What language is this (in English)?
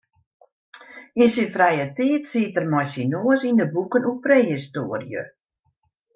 Western Frisian